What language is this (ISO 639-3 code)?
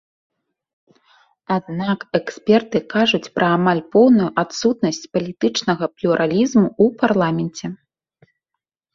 bel